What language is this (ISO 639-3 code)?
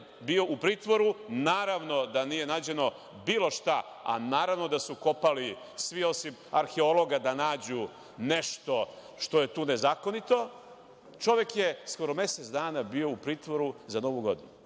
srp